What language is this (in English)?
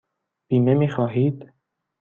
Persian